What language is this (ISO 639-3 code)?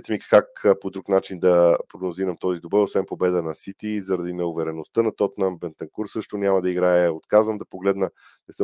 bul